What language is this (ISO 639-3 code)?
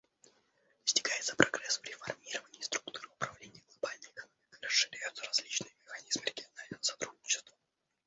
rus